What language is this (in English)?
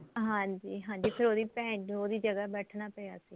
Punjabi